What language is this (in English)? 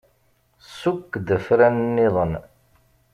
Kabyle